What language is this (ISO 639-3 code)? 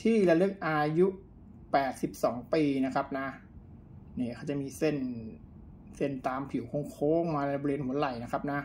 tha